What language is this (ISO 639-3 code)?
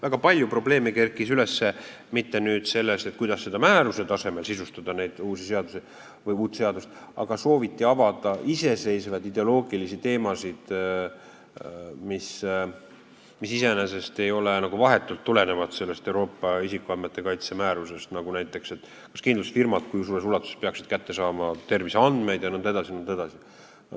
est